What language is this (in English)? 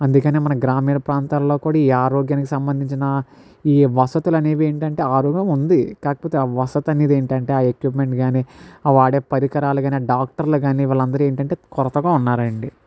Telugu